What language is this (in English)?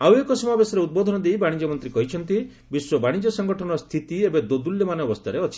Odia